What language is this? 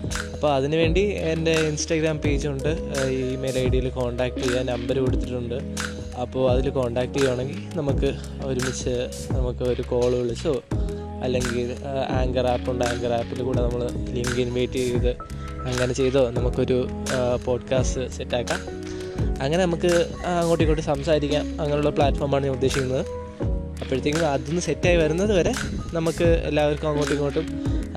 Malayalam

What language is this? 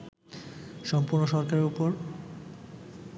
Bangla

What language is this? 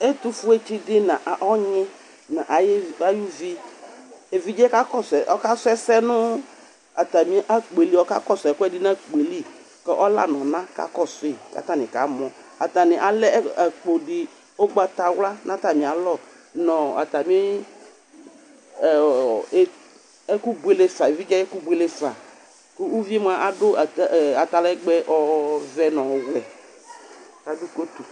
Ikposo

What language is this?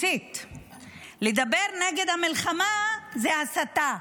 Hebrew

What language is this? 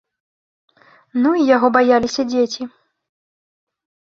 Belarusian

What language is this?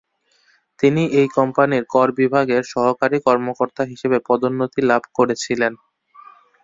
Bangla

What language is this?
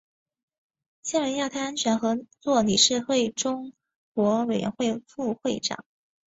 Chinese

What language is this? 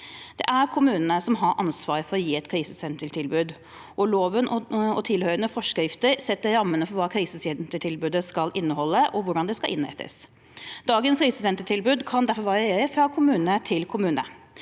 Norwegian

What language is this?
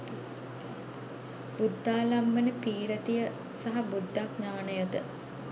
Sinhala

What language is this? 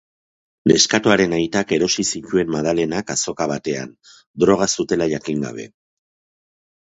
Basque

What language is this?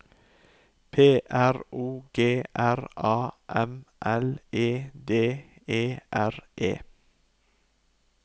Norwegian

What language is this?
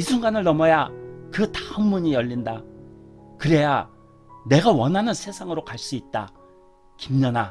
Korean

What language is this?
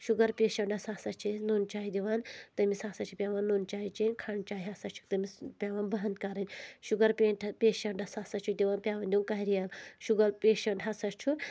Kashmiri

